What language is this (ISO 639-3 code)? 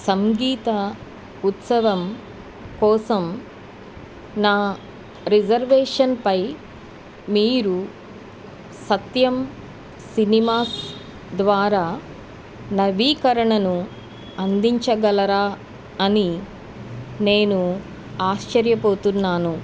tel